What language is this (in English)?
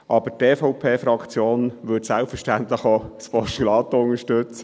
Swiss German